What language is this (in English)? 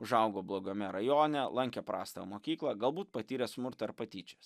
Lithuanian